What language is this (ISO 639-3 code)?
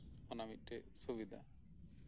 sat